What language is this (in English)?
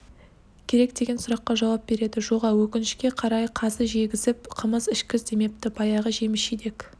Kazakh